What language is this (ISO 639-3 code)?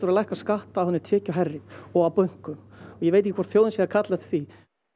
isl